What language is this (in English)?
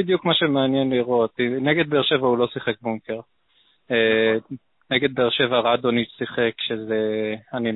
Hebrew